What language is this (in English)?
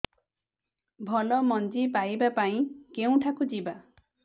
Odia